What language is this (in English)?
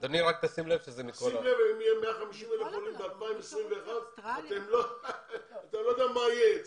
Hebrew